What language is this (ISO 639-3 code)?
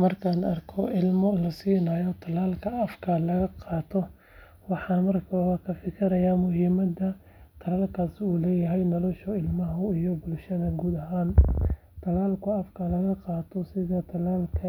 som